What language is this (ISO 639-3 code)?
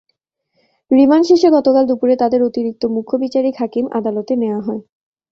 ben